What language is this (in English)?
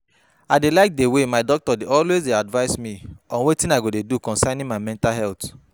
Nigerian Pidgin